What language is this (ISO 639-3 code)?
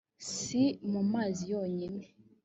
kin